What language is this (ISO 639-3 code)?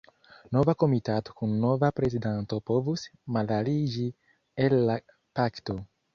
epo